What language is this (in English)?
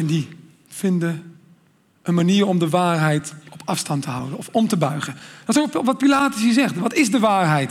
Dutch